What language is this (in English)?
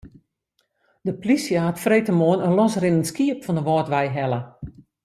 Western Frisian